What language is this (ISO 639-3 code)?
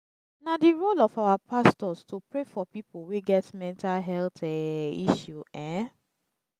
pcm